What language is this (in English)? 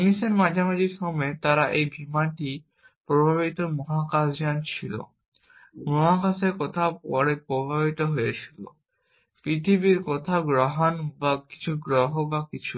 Bangla